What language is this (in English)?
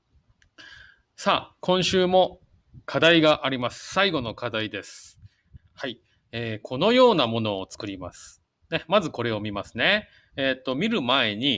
Japanese